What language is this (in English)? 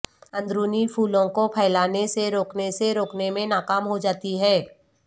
Urdu